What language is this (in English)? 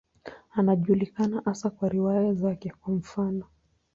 Swahili